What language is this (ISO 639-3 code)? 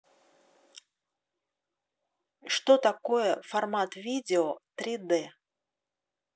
rus